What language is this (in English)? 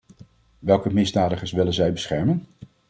Dutch